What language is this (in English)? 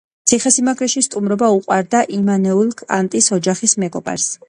Georgian